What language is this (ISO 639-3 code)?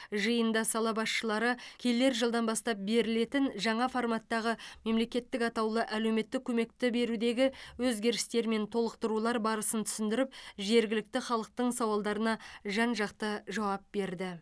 kaz